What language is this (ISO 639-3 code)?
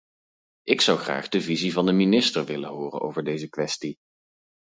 nld